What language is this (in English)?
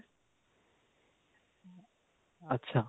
Punjabi